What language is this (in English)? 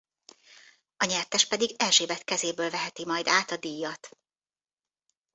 Hungarian